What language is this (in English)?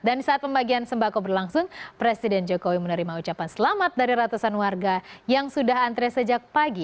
Indonesian